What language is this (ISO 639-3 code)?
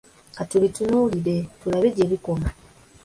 lug